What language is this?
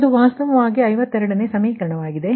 Kannada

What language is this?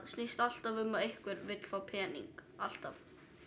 Icelandic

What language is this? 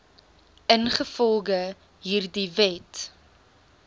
Afrikaans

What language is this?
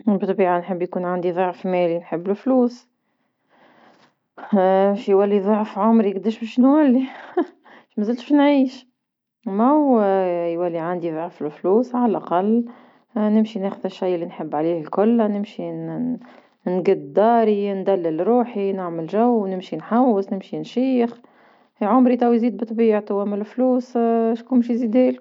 Tunisian Arabic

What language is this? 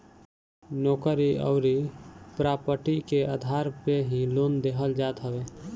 Bhojpuri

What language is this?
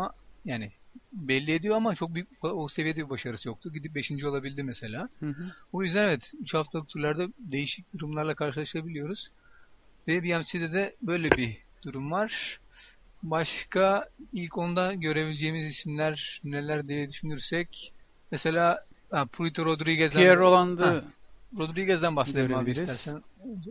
Turkish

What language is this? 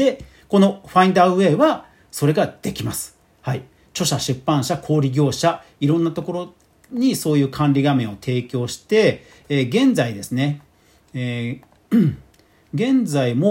Japanese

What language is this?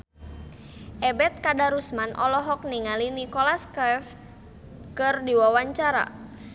Sundanese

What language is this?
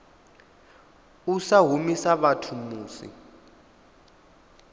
Venda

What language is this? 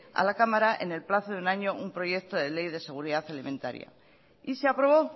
Spanish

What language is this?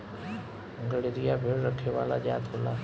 Bhojpuri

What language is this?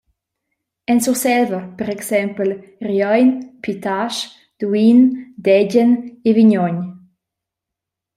Romansh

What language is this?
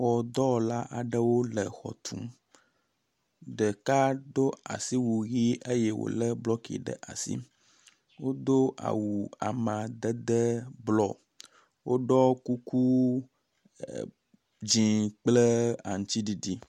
Ewe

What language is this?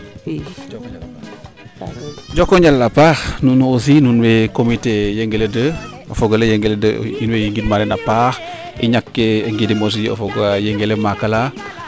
Serer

